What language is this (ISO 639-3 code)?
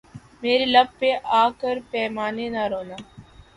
urd